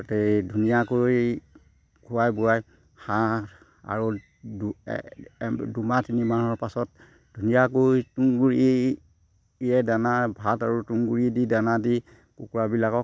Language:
Assamese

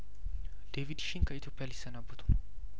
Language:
Amharic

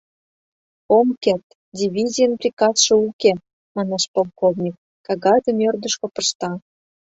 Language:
Mari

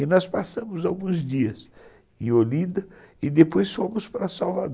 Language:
Portuguese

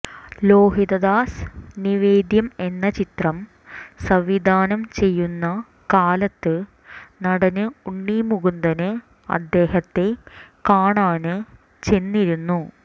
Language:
Malayalam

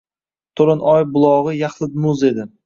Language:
Uzbek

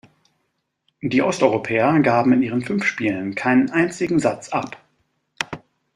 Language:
German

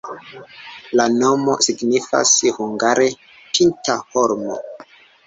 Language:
Esperanto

